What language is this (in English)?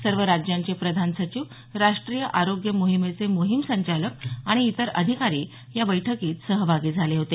Marathi